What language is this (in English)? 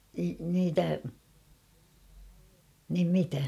Finnish